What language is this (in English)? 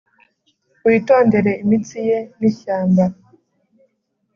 Kinyarwanda